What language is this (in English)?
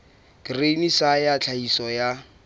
Southern Sotho